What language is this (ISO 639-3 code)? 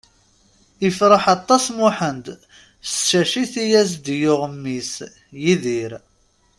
kab